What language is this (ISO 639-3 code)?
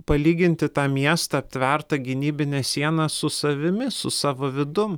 lit